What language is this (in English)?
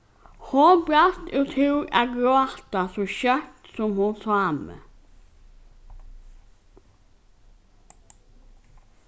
Faroese